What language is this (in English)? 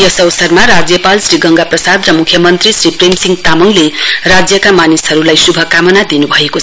Nepali